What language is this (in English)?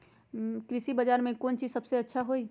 Magahi